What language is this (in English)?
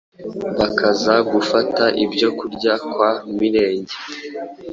Kinyarwanda